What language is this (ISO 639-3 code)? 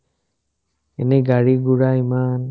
asm